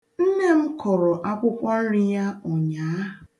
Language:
Igbo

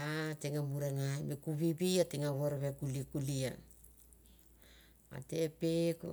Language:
Mandara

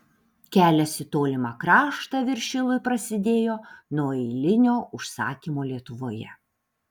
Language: Lithuanian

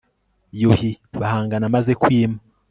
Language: Kinyarwanda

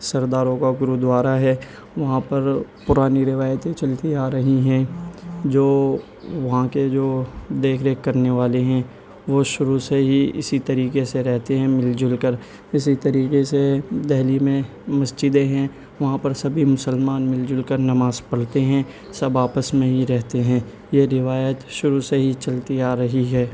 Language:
Urdu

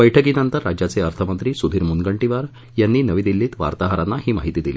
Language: Marathi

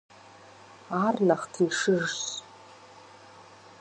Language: Kabardian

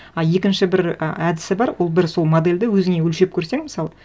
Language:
Kazakh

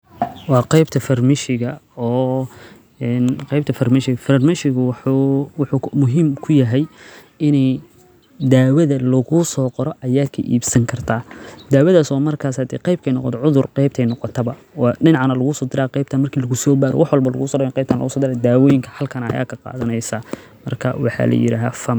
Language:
Somali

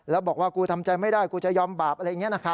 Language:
Thai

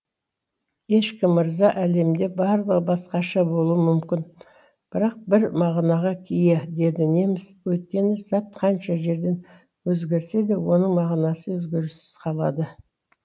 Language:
Kazakh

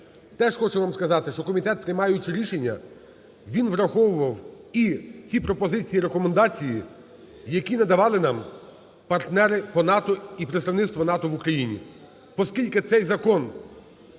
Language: Ukrainian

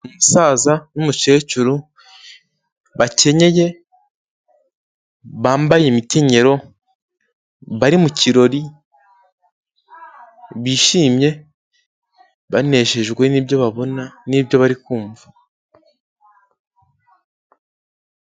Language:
Kinyarwanda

